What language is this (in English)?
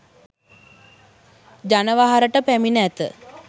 Sinhala